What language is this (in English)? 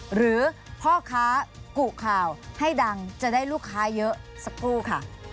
Thai